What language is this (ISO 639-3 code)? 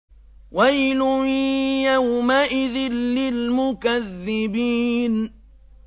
ara